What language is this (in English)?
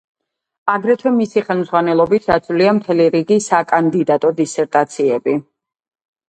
Georgian